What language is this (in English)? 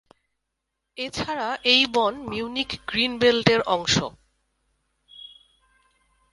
Bangla